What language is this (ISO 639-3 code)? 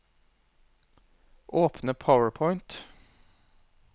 nor